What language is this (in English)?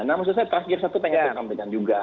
Indonesian